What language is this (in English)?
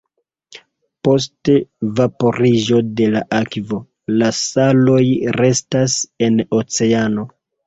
Esperanto